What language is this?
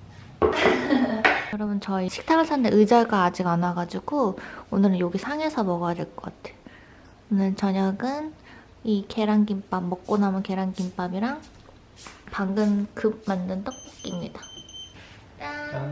Korean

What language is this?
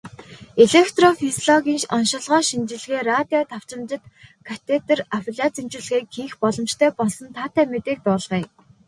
Mongolian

